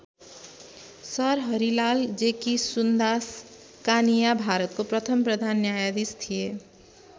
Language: Nepali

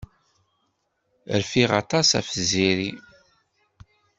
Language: Kabyle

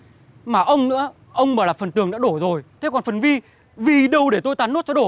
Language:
Vietnamese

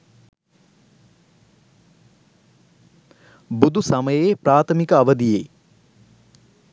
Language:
Sinhala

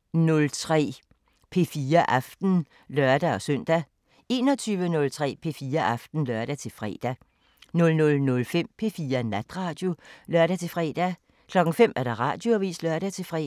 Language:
Danish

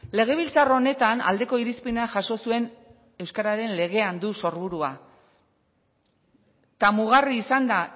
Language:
Basque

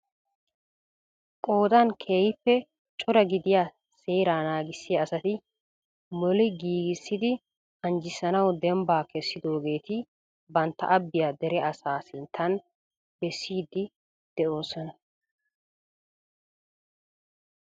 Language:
Wolaytta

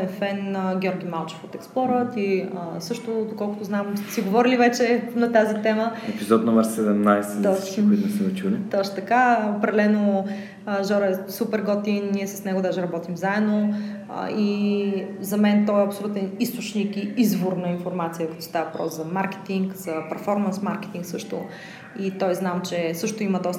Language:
Bulgarian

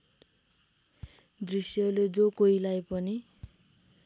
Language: Nepali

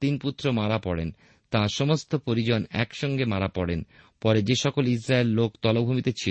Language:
Bangla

